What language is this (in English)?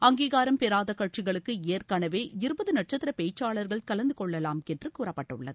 Tamil